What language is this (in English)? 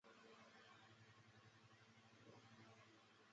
Chinese